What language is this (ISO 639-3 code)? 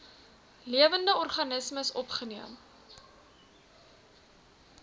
afr